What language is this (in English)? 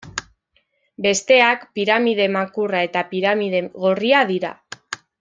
Basque